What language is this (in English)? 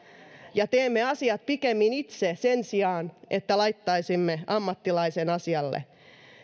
Finnish